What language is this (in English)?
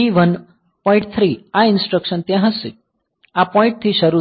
Gujarati